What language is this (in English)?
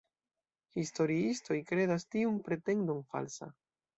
Esperanto